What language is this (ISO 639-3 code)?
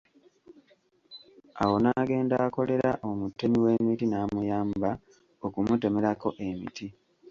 lug